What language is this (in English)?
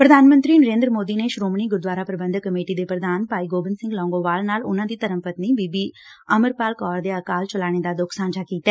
Punjabi